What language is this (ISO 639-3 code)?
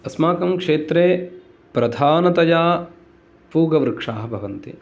san